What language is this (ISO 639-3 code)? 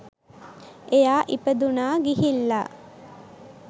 sin